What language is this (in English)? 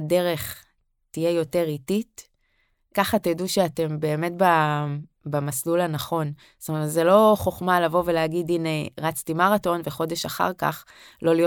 Hebrew